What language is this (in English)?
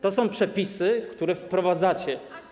Polish